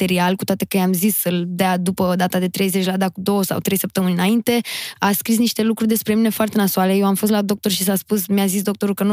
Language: Romanian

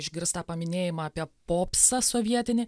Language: Lithuanian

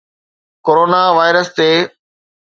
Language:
Sindhi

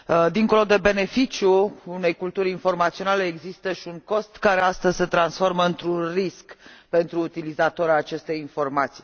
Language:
Romanian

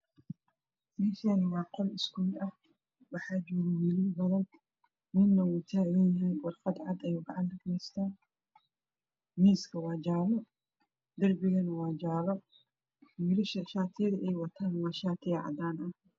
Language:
Somali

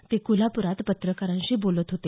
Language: Marathi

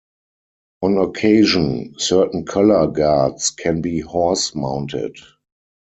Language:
English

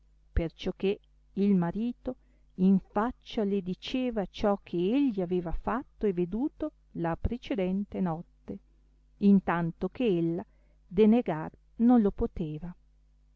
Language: Italian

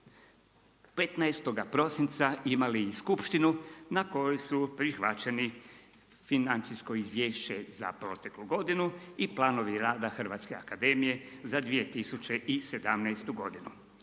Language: Croatian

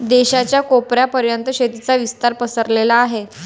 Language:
Marathi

